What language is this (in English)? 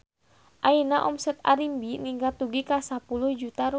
Sundanese